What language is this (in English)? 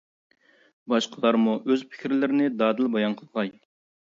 Uyghur